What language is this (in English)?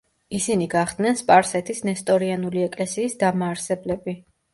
Georgian